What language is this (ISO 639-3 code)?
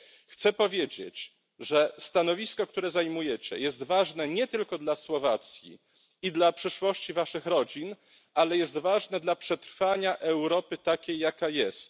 pol